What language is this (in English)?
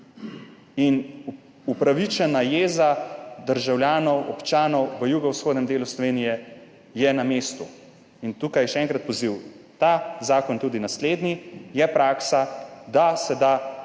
Slovenian